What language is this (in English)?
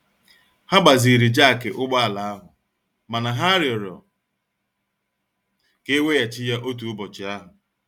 Igbo